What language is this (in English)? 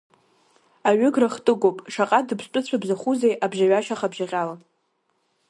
Abkhazian